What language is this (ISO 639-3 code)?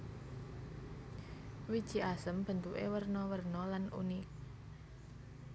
jav